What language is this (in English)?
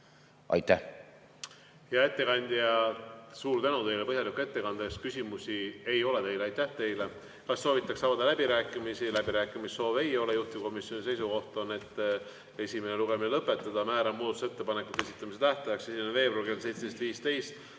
Estonian